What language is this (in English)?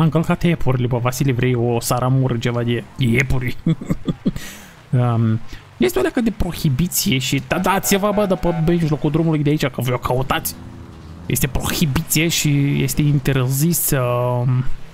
Romanian